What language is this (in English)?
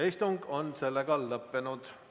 Estonian